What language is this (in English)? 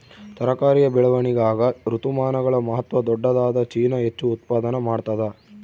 Kannada